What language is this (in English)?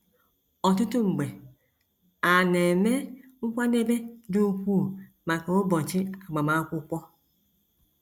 Igbo